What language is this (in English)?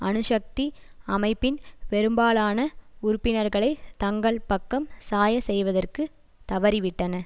Tamil